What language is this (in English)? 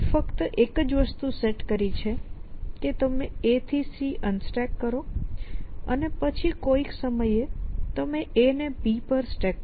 Gujarati